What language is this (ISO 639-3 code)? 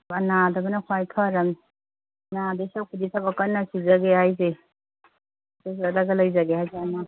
mni